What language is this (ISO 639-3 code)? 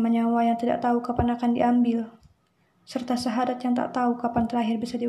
ind